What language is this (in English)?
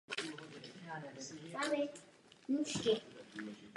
Czech